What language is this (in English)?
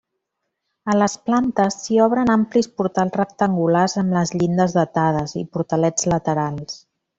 Catalan